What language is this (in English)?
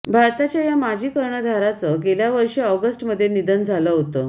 Marathi